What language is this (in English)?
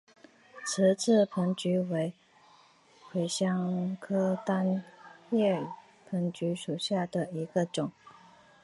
Chinese